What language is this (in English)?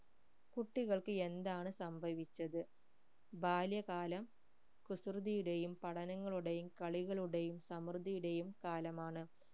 Malayalam